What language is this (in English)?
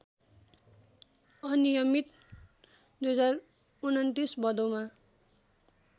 Nepali